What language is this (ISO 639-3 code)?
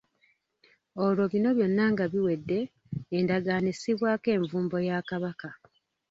lug